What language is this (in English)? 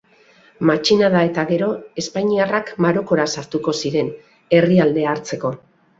Basque